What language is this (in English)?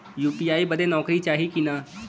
Bhojpuri